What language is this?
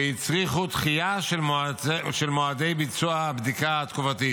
Hebrew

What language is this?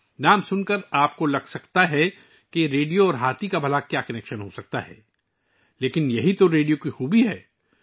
Urdu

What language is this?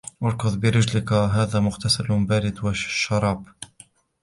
Arabic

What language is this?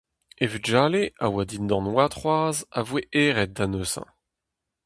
Breton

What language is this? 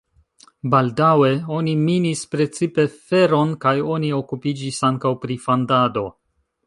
Esperanto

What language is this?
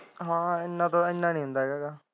Punjabi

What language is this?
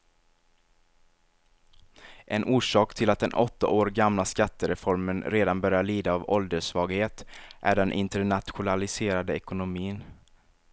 Swedish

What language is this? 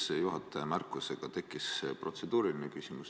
Estonian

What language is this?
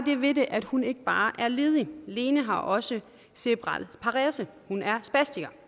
Danish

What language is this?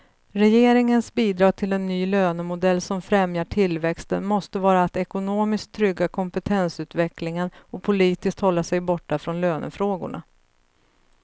Swedish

